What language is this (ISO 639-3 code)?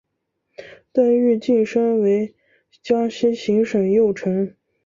zho